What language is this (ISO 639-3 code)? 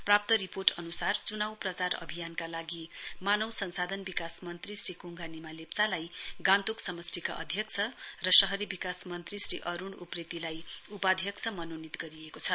nep